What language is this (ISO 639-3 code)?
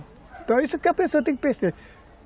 por